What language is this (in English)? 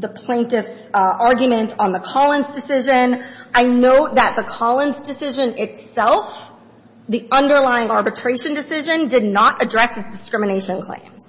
English